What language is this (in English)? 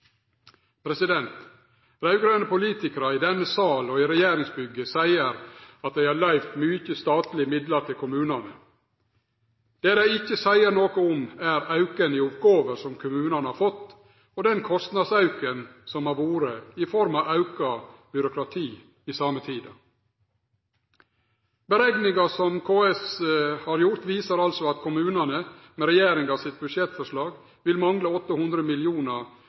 Norwegian Nynorsk